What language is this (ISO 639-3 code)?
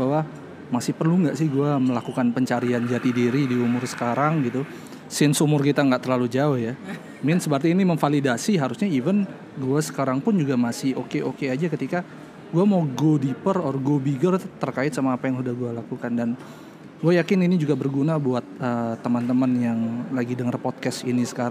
ind